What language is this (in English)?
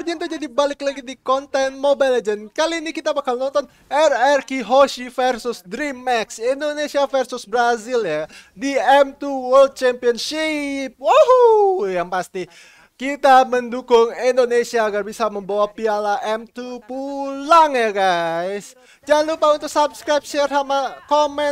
Indonesian